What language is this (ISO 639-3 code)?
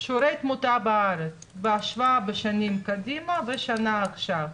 heb